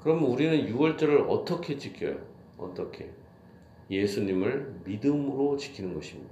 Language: Korean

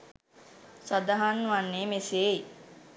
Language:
Sinhala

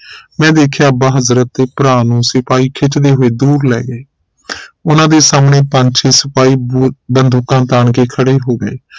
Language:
Punjabi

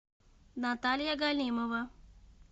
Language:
Russian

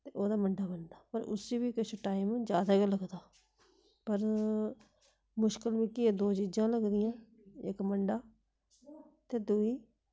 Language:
Dogri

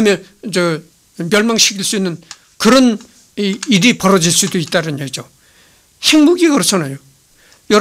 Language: Korean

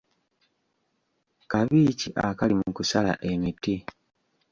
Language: Ganda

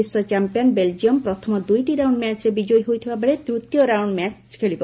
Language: Odia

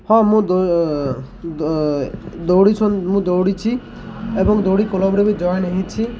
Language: Odia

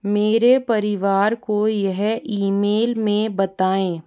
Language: Hindi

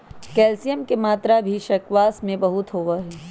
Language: Magahi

